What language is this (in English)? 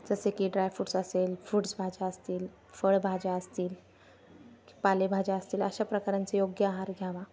Marathi